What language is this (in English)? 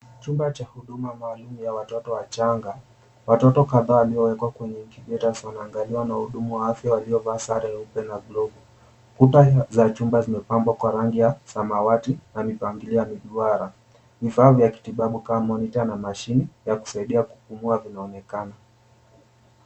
Swahili